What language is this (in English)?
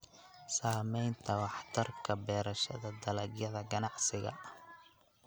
Somali